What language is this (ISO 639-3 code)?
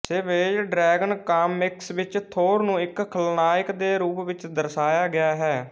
pan